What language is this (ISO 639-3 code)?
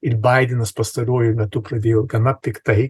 lit